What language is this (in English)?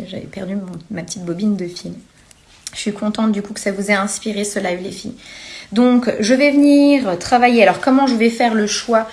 French